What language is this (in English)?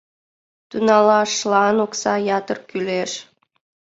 Mari